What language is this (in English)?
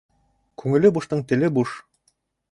Bashkir